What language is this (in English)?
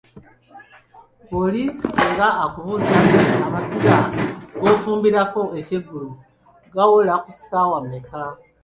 Ganda